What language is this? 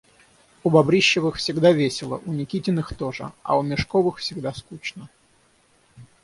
Russian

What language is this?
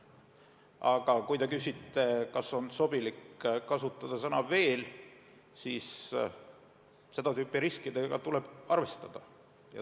Estonian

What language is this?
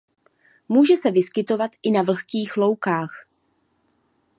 Czech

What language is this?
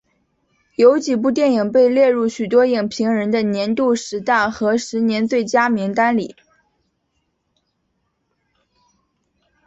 Chinese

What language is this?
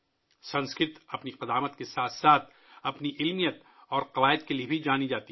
Urdu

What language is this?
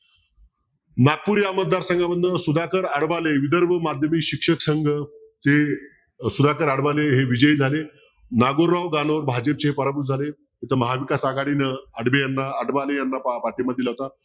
Marathi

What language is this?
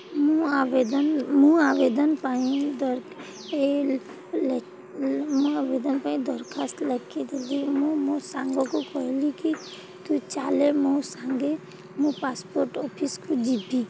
Odia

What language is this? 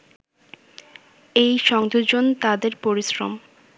Bangla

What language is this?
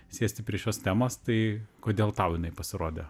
Lithuanian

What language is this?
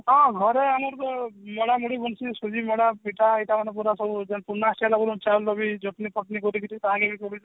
Odia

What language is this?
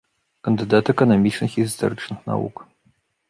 Belarusian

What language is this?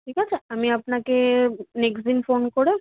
Bangla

